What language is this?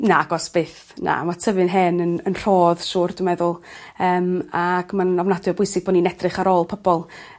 Welsh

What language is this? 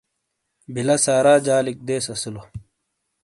Shina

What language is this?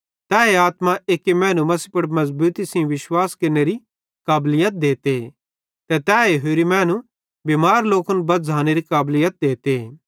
Bhadrawahi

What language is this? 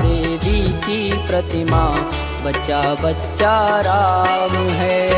Hindi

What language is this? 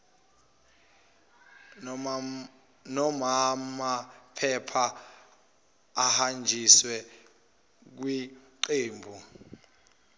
Zulu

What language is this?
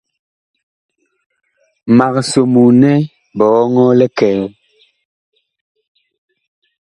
Bakoko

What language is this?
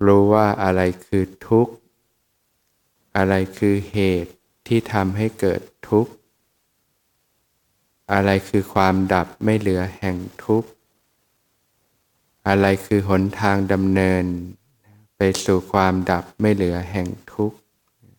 Thai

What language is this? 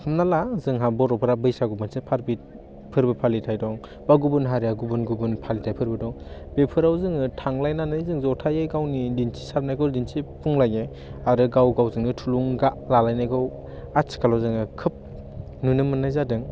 Bodo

